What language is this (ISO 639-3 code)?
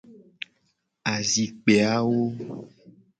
gej